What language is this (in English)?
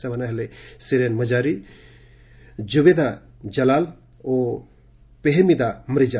Odia